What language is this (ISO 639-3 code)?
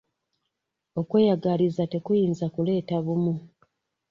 lug